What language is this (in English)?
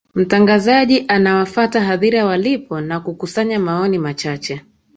Swahili